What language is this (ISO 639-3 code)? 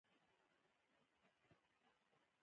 pus